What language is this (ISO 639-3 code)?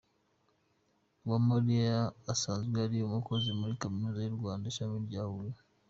kin